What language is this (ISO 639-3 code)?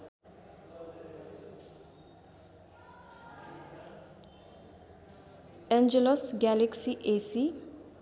nep